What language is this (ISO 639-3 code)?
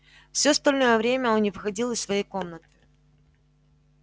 rus